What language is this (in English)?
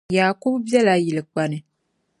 Dagbani